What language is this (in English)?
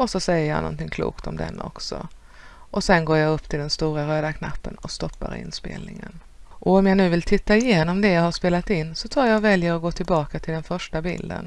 Swedish